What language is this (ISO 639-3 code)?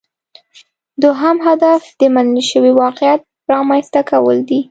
pus